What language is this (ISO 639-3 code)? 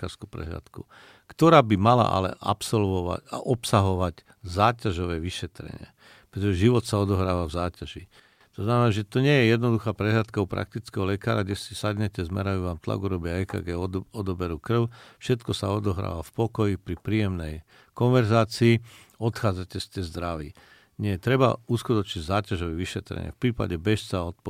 slk